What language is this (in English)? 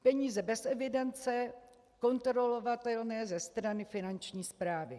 Czech